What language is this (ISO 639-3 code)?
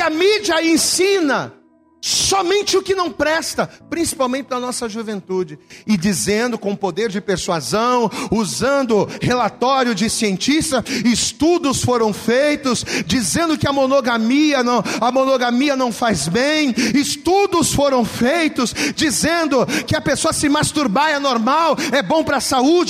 por